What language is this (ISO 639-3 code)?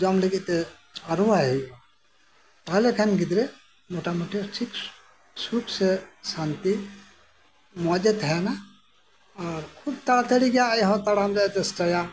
sat